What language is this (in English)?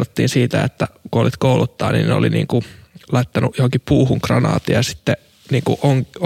Finnish